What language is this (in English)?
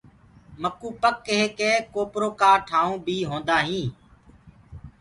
Gurgula